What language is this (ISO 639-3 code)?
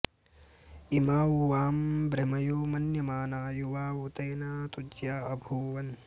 san